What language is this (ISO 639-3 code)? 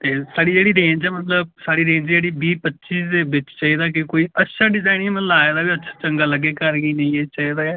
doi